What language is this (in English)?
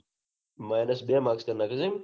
Gujarati